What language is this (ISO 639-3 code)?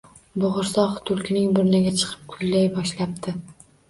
uzb